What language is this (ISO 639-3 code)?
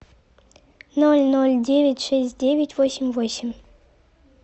rus